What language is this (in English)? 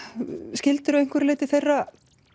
Icelandic